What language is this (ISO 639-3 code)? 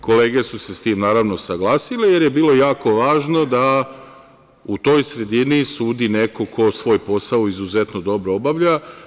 srp